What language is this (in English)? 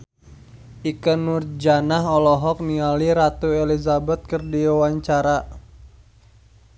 Sundanese